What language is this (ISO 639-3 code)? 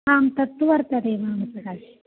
san